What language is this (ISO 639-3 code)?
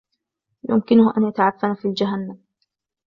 ara